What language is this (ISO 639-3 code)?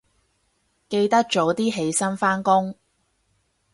yue